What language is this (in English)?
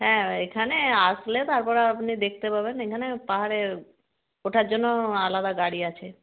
Bangla